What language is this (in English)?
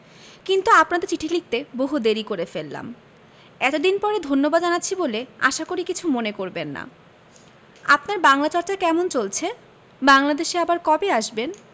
Bangla